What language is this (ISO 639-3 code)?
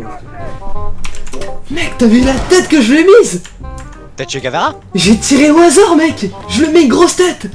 fra